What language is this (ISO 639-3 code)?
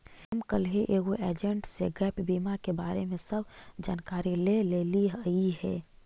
mag